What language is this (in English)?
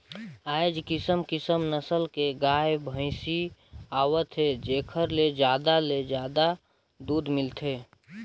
Chhattisgarhi